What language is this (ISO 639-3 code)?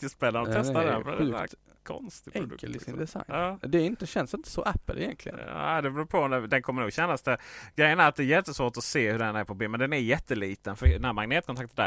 swe